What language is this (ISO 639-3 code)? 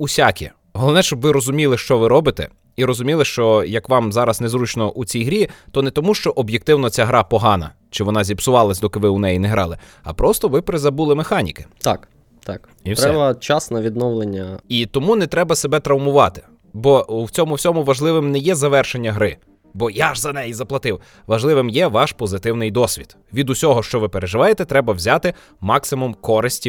ukr